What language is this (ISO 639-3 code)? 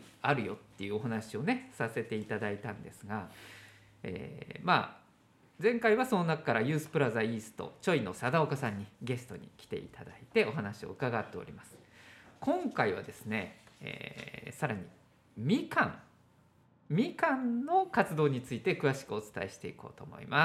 jpn